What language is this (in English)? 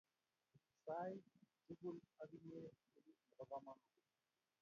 Kalenjin